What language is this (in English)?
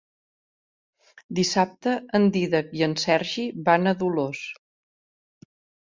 Catalan